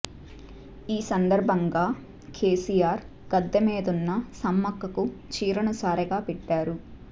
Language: Telugu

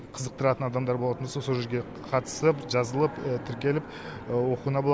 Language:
Kazakh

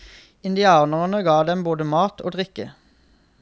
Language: Norwegian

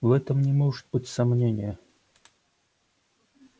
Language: Russian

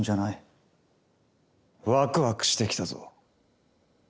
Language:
Japanese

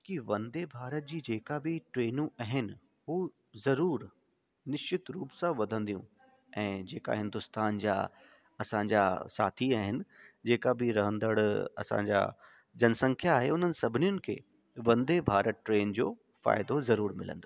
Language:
Sindhi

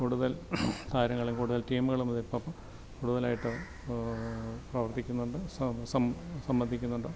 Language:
Malayalam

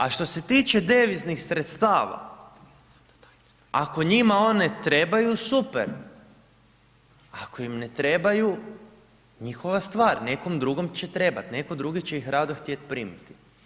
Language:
Croatian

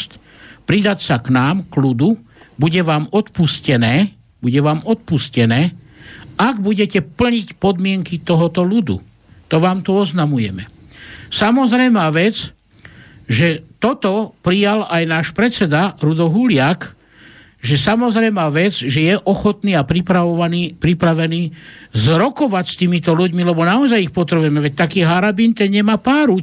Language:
Slovak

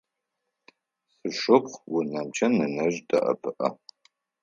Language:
Adyghe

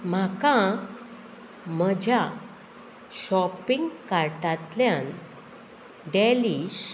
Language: Konkani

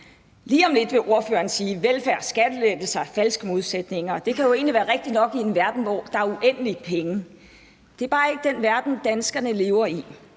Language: Danish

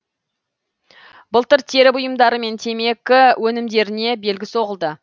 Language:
Kazakh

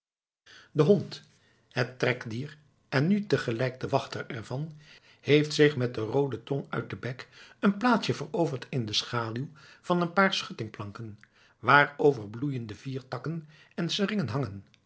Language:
Dutch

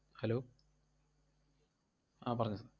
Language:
Malayalam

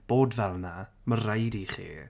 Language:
Welsh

